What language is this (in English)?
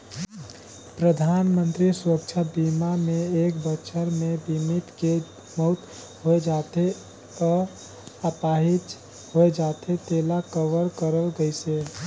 Chhattisgarhi